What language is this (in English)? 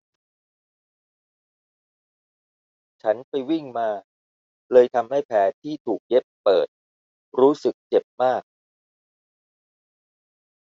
Thai